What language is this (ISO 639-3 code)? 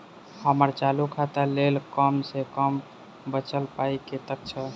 mai